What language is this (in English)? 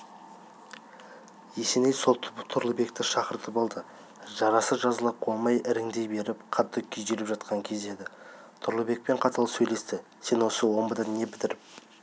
Kazakh